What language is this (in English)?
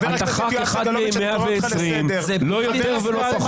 Hebrew